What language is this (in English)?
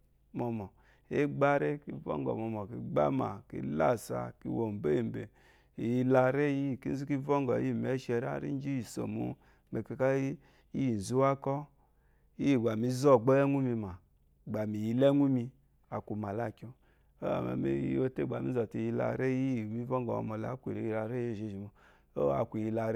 Eloyi